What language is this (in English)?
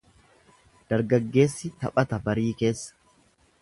Oromo